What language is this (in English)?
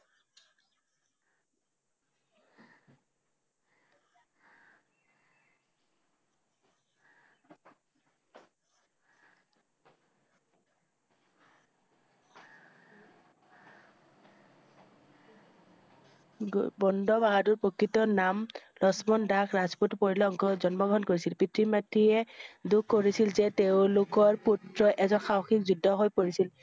Assamese